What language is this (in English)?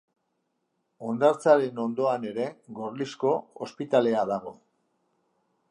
Basque